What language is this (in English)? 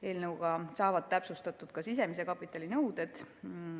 Estonian